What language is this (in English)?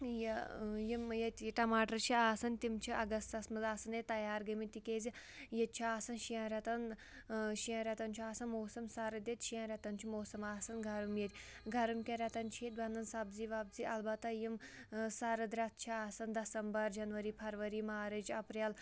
Kashmiri